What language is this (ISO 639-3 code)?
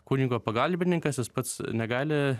lit